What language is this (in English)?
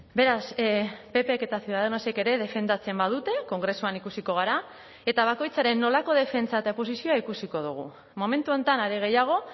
Basque